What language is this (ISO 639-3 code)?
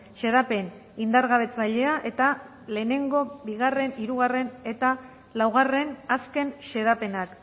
eus